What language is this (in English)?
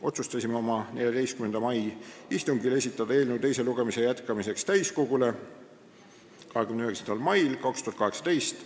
Estonian